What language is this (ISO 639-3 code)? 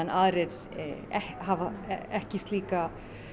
isl